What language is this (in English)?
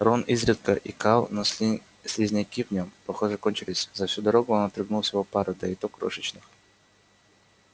Russian